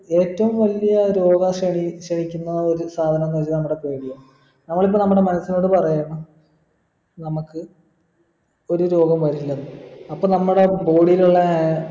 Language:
Malayalam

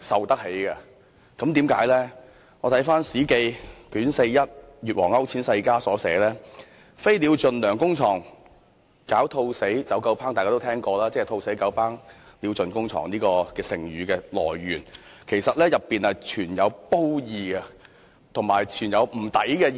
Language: Cantonese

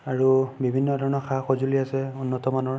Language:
Assamese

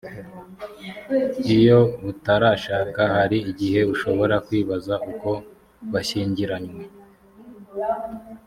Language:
Kinyarwanda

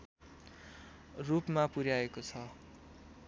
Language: Nepali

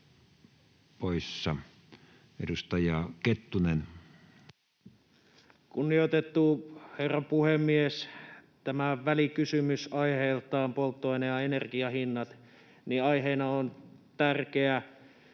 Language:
Finnish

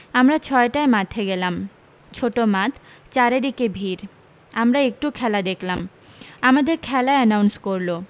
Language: Bangla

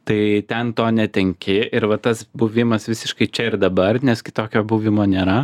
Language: Lithuanian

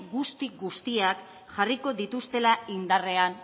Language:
Basque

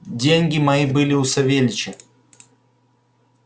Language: Russian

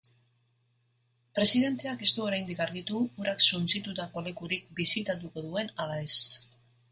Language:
Basque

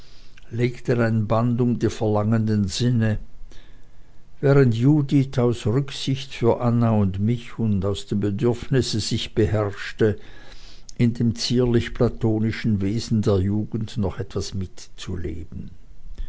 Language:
German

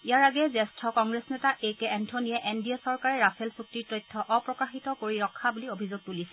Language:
Assamese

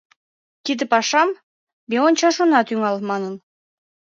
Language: Mari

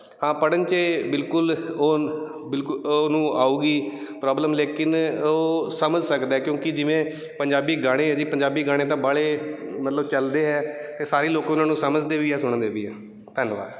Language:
Punjabi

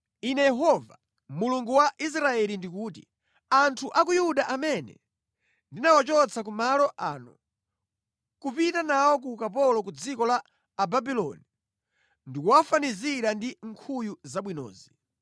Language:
Nyanja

